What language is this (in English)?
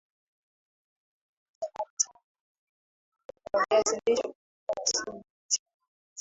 Swahili